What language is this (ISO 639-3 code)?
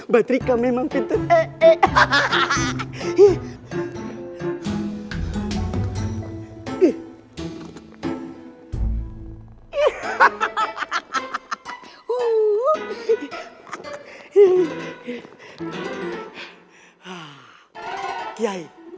ind